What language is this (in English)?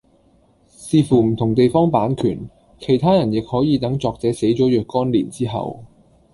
Cantonese